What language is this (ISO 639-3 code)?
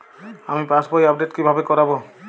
ben